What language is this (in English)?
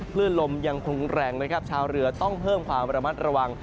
Thai